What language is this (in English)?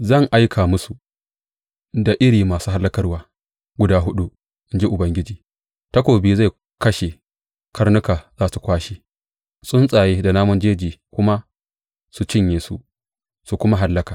Hausa